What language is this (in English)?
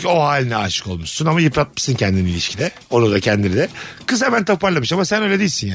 Turkish